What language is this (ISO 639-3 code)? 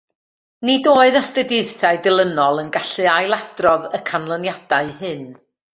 cym